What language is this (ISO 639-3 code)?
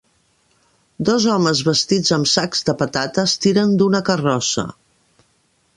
cat